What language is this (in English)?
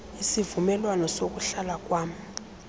Xhosa